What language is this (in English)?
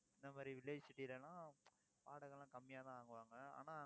Tamil